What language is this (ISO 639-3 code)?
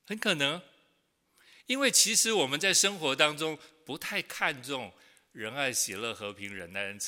zho